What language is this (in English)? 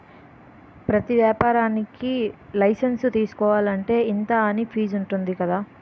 Telugu